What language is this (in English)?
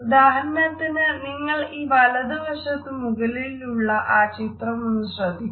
Malayalam